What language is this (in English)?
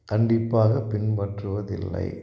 Tamil